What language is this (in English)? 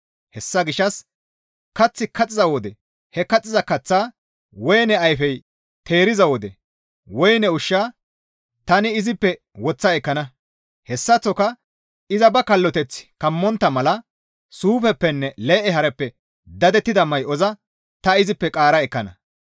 Gamo